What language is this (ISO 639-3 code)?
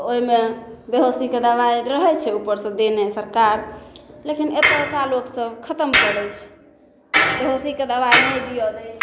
mai